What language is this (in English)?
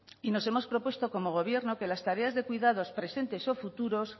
Spanish